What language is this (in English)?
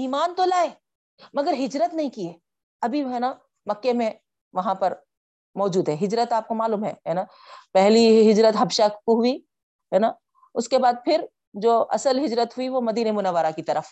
Urdu